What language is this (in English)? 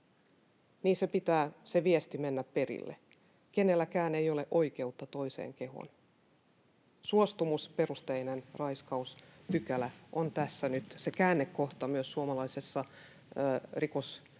Finnish